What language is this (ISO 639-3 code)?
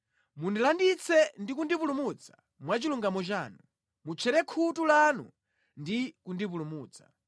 nya